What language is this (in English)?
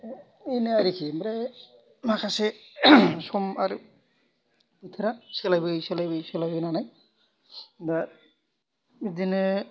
Bodo